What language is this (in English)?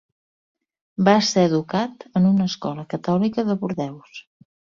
Catalan